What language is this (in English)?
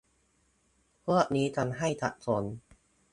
Thai